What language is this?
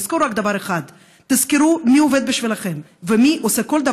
Hebrew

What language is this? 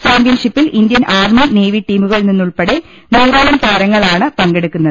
Malayalam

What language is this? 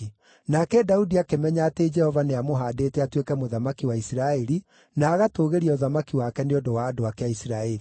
Kikuyu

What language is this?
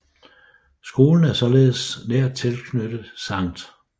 Danish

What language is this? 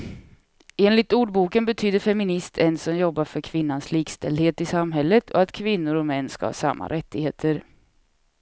Swedish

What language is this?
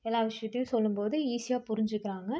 Tamil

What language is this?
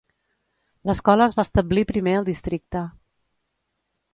Catalan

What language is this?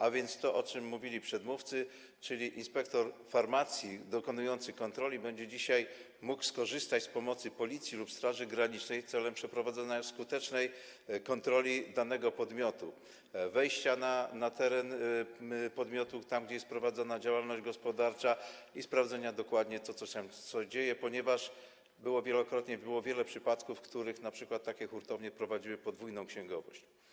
Polish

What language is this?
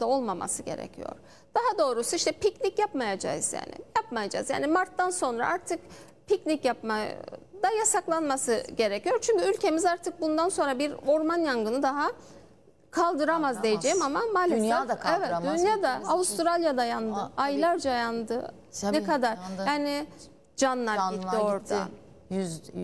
Turkish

